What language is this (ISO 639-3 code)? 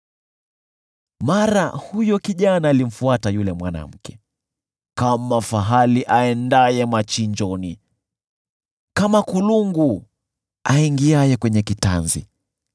swa